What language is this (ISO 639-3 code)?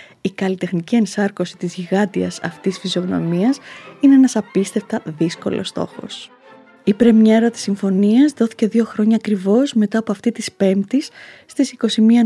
ell